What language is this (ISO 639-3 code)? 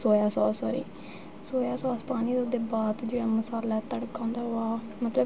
doi